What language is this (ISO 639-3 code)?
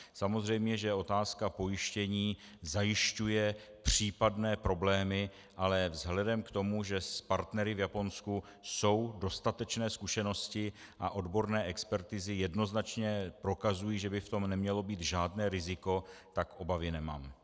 ces